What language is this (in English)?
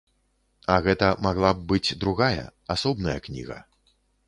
Belarusian